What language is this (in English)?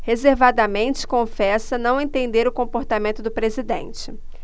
Portuguese